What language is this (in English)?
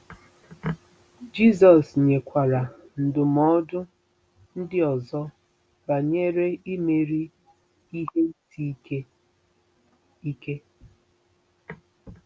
Igbo